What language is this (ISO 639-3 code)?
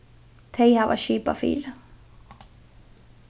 fao